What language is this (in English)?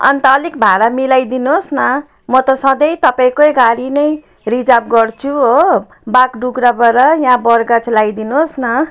Nepali